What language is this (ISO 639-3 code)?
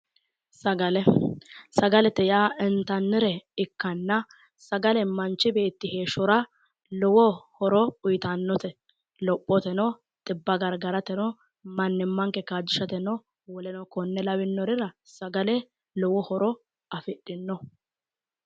sid